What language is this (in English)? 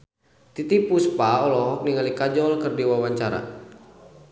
Sundanese